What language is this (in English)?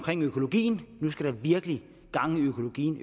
Danish